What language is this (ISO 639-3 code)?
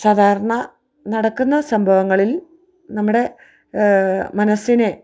mal